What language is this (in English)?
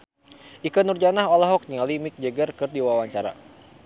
Sundanese